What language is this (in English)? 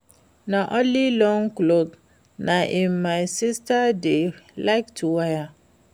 Nigerian Pidgin